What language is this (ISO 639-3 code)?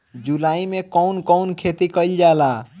bho